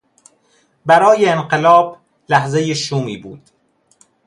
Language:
Persian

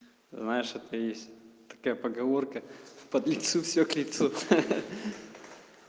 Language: Russian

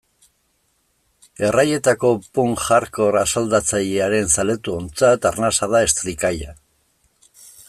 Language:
Basque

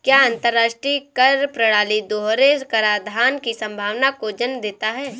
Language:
Hindi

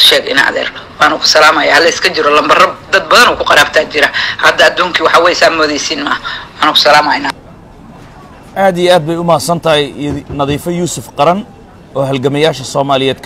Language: Arabic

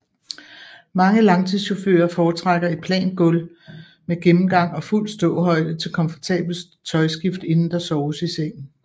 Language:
Danish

